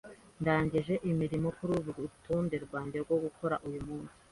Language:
Kinyarwanda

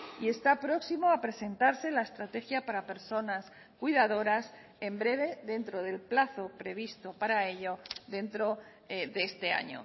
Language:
Spanish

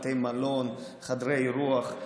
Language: Hebrew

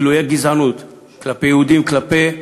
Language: Hebrew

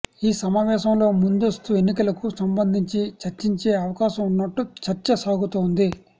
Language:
Telugu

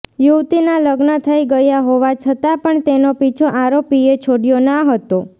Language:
Gujarati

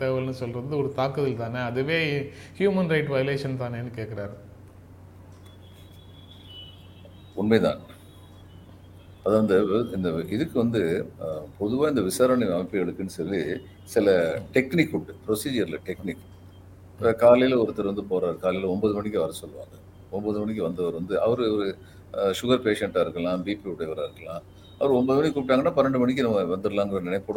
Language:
Tamil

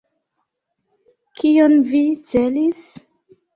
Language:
Esperanto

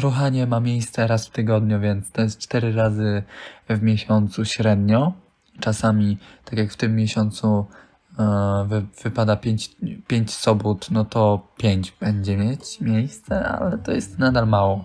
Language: Polish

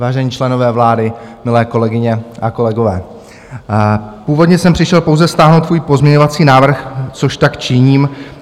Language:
Czech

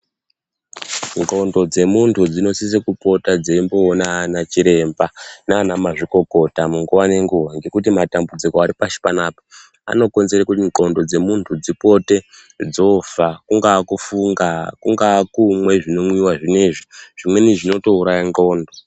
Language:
Ndau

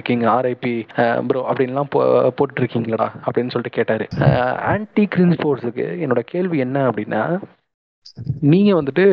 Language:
Tamil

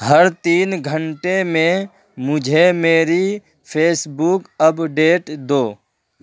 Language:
Urdu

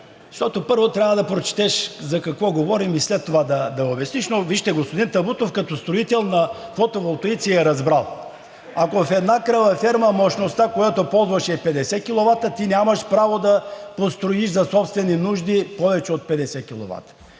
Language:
Bulgarian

